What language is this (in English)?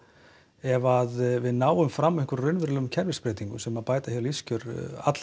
Icelandic